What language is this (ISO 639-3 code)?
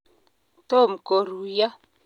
kln